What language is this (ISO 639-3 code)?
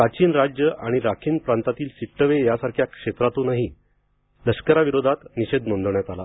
mar